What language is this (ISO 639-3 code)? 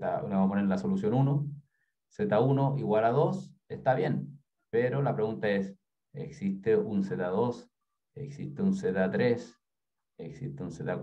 spa